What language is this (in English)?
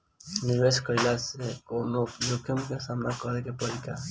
Bhojpuri